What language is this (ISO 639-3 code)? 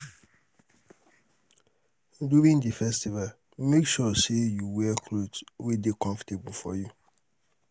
pcm